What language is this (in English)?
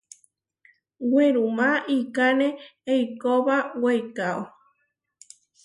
Huarijio